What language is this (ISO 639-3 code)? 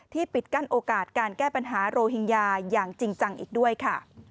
tha